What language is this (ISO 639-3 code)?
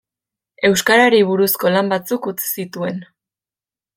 eus